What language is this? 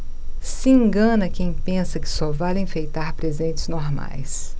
Portuguese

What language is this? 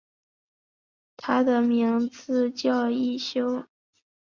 Chinese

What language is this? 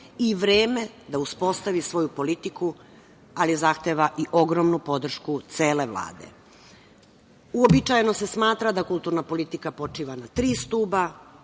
Serbian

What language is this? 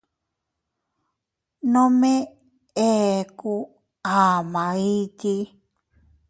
Teutila Cuicatec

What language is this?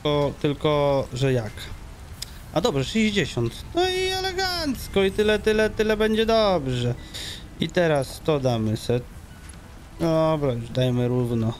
Polish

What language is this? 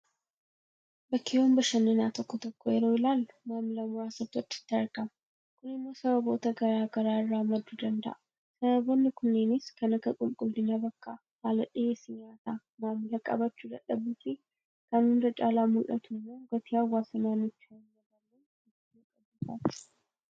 Oromo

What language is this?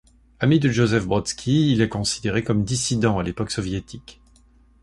French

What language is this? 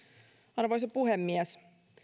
Finnish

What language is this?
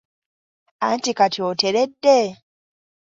Ganda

